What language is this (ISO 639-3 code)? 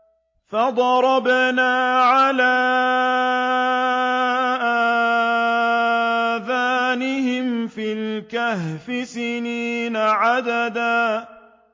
ara